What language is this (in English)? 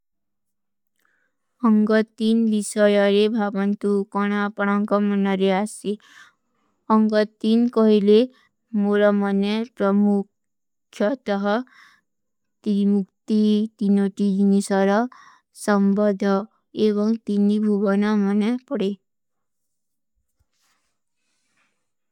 Kui (India)